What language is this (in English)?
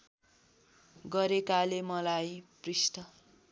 Nepali